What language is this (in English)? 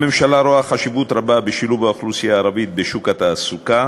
Hebrew